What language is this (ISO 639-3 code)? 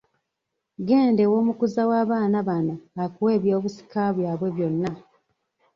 lug